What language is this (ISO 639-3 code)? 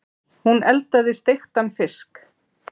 isl